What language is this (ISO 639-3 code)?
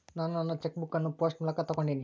kan